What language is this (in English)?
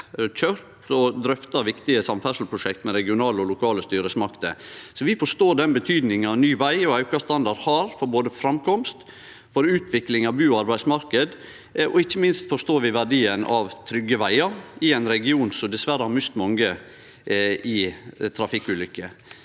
Norwegian